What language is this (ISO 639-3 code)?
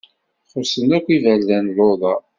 kab